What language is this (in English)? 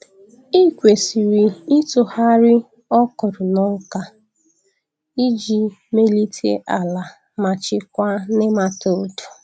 Igbo